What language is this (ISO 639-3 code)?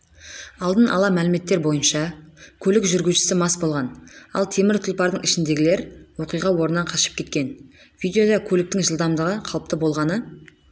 kaz